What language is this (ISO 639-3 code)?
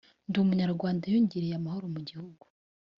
kin